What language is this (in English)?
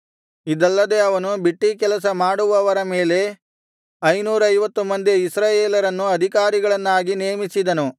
Kannada